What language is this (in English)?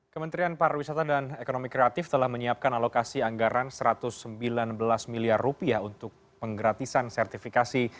Indonesian